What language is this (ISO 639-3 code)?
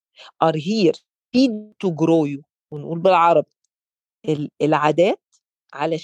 ara